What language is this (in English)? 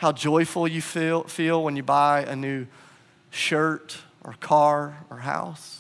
English